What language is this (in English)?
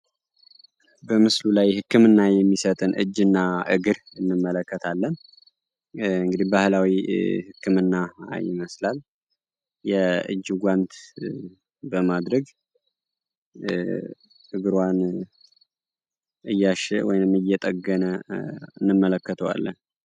Amharic